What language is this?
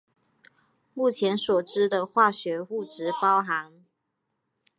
Chinese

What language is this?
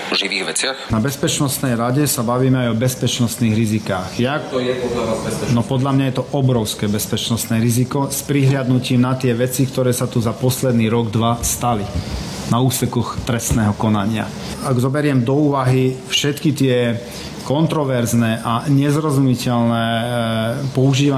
Slovak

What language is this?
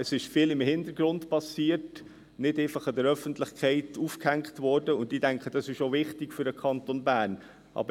Swiss German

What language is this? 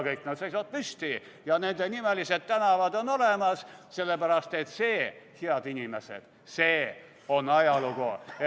Estonian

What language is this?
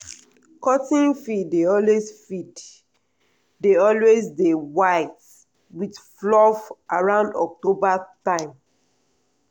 Nigerian Pidgin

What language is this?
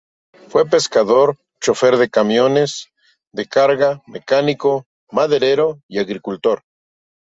Spanish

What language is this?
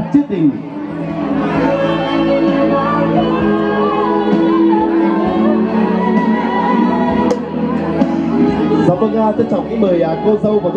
Vietnamese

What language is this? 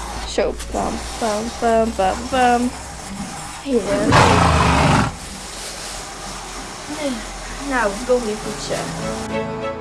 Dutch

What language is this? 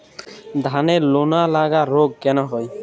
Bangla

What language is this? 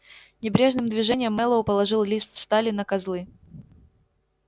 Russian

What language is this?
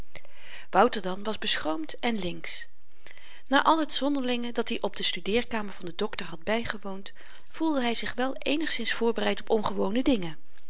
Dutch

